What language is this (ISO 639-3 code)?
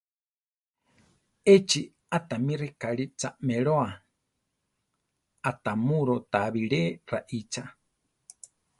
tar